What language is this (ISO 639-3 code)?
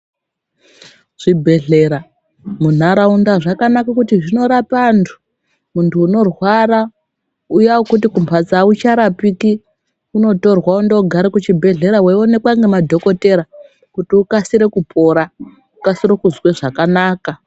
ndc